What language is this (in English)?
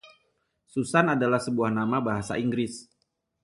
Indonesian